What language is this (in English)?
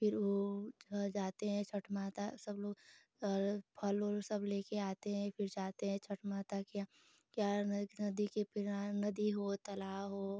Hindi